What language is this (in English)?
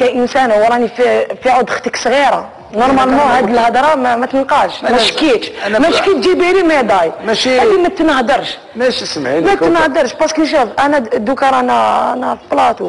Arabic